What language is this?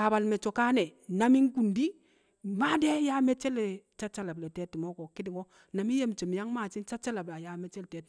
Kamo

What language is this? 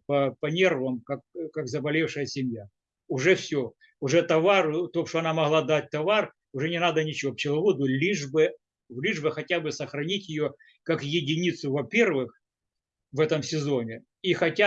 Russian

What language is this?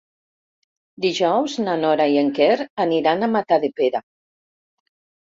Catalan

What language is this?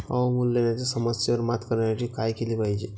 Marathi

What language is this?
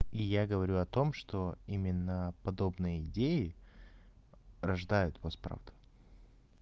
Russian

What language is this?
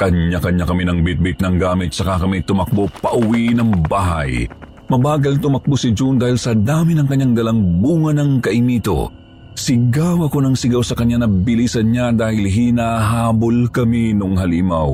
Filipino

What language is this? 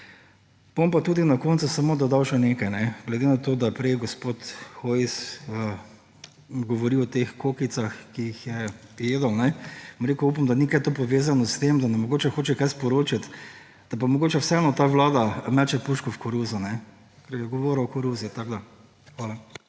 Slovenian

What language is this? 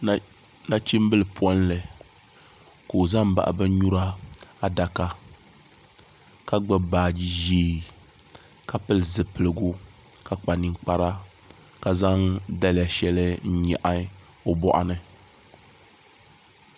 Dagbani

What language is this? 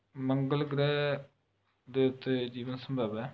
Punjabi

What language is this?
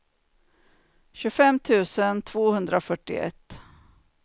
Swedish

